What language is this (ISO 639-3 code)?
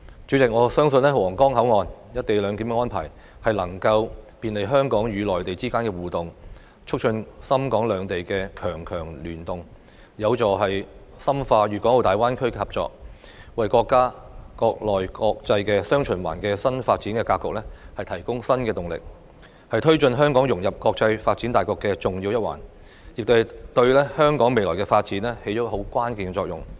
yue